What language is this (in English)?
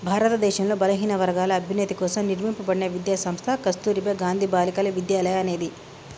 Telugu